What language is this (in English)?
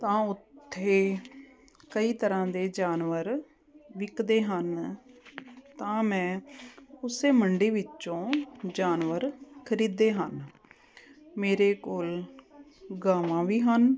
Punjabi